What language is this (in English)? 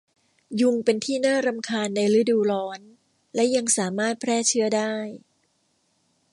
Thai